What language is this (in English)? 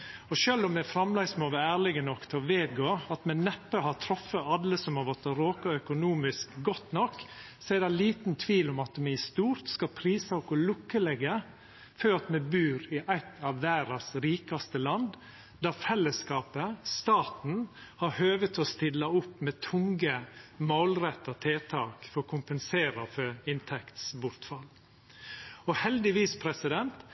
Norwegian Nynorsk